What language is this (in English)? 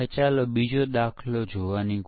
Gujarati